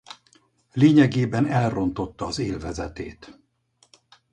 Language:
Hungarian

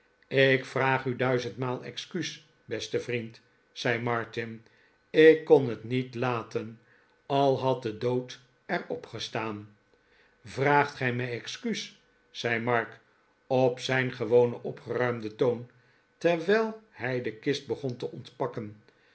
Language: Dutch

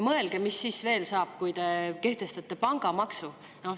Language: Estonian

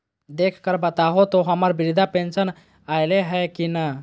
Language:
Magahi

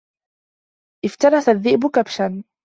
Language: Arabic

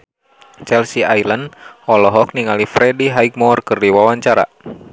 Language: Sundanese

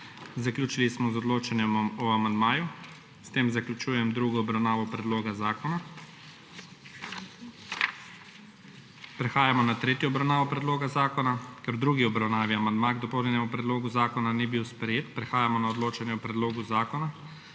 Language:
Slovenian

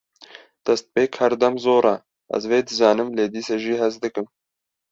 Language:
Kurdish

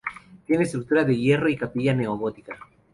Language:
Spanish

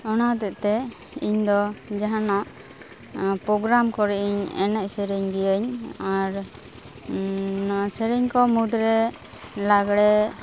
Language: Santali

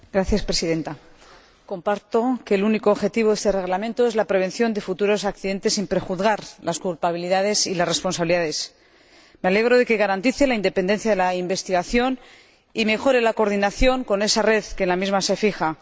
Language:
Spanish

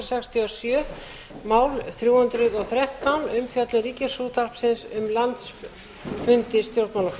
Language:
Icelandic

